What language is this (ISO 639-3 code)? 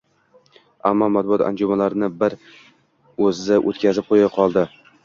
uzb